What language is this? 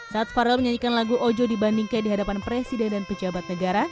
Indonesian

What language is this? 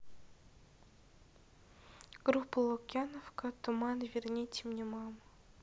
Russian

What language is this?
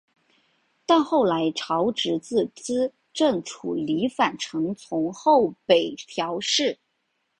Chinese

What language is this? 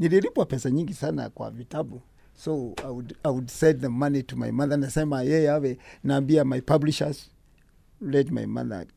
Swahili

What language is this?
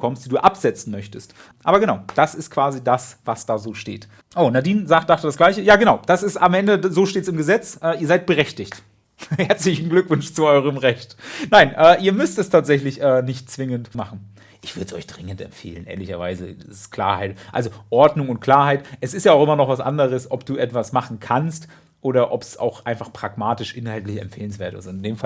German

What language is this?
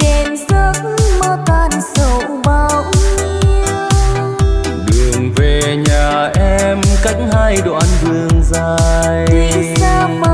Vietnamese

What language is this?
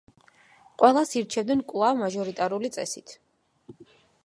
Georgian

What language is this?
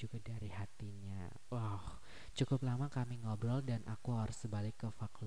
Indonesian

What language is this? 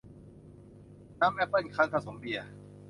Thai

